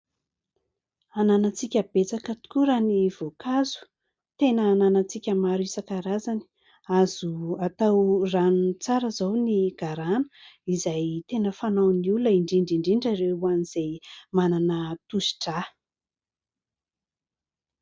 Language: Malagasy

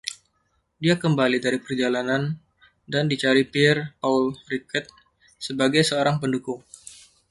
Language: Indonesian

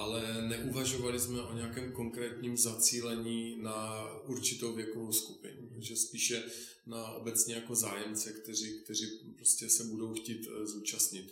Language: Czech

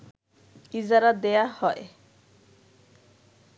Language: Bangla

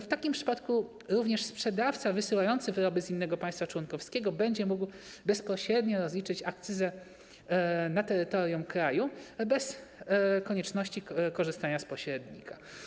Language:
Polish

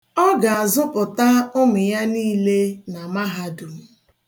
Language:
Igbo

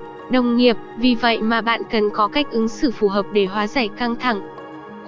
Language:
Vietnamese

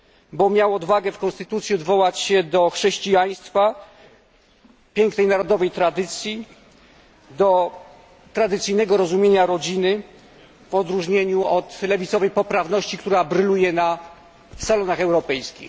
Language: Polish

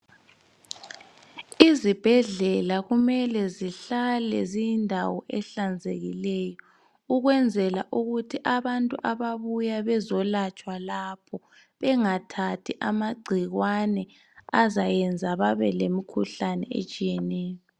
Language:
North Ndebele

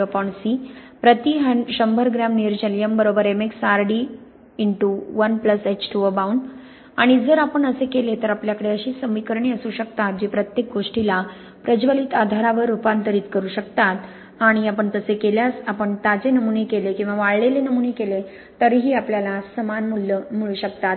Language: Marathi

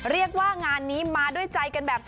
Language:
Thai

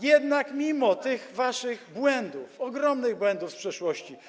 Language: Polish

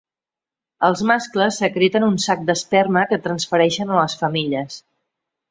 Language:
Catalan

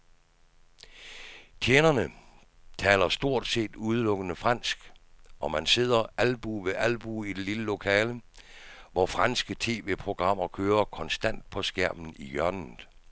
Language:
Danish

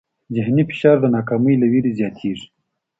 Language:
Pashto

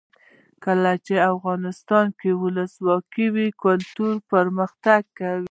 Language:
Pashto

